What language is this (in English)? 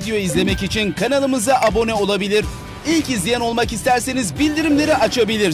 Turkish